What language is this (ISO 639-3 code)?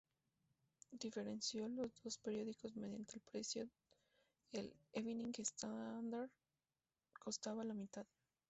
spa